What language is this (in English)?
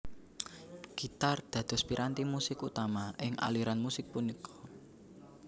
Javanese